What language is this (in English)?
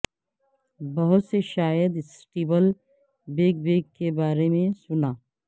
Urdu